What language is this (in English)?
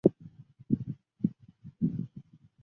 Chinese